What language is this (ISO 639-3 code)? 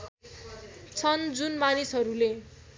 nep